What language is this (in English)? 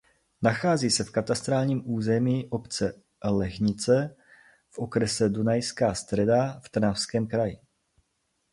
Czech